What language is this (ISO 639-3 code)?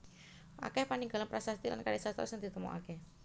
jav